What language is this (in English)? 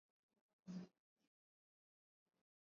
Swahili